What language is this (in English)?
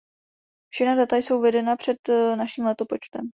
Czech